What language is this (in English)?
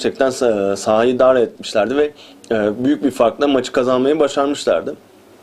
Turkish